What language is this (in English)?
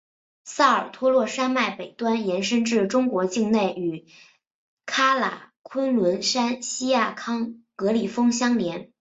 Chinese